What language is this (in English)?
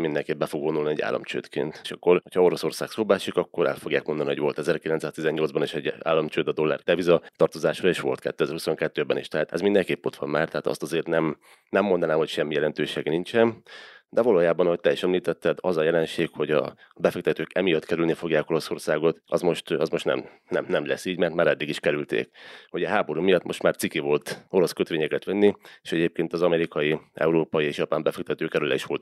Hungarian